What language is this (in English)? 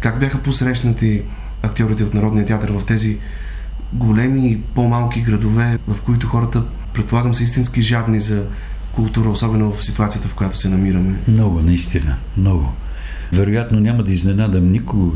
Bulgarian